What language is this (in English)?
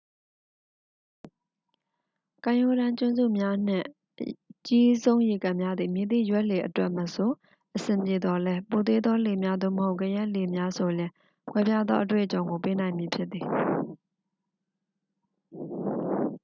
Burmese